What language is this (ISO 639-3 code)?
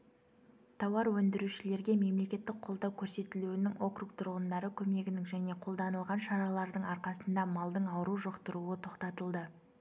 kaz